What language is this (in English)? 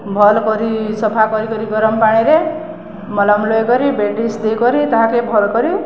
Odia